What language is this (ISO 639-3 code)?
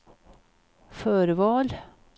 swe